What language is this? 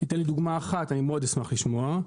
Hebrew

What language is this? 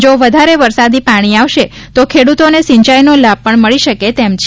Gujarati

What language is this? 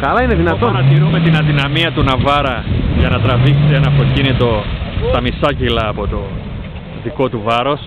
Greek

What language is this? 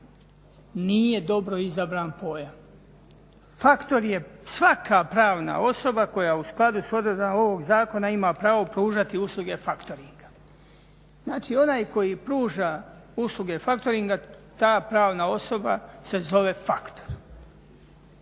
Croatian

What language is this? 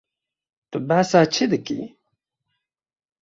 Kurdish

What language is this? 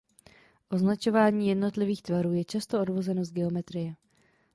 Czech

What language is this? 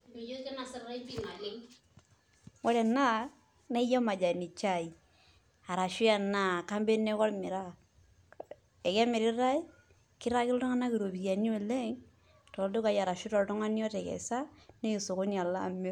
Masai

